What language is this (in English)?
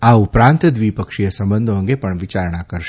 Gujarati